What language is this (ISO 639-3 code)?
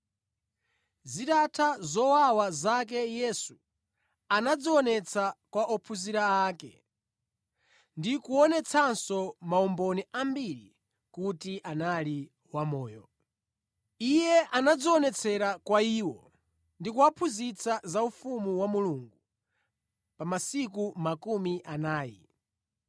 nya